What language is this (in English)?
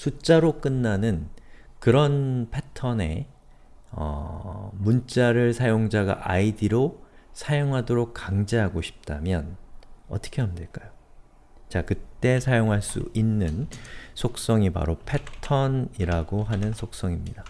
Korean